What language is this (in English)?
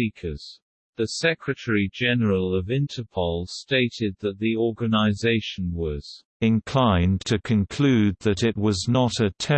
English